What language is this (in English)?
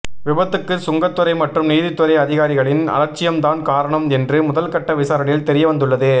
Tamil